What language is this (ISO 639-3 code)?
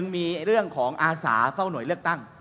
tha